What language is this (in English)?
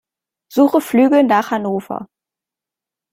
German